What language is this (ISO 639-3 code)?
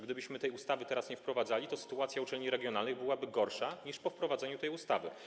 pol